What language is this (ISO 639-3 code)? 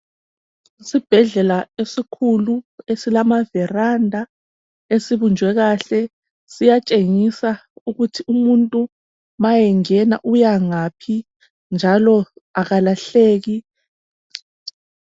nde